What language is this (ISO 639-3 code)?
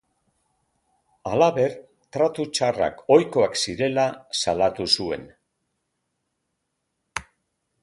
eus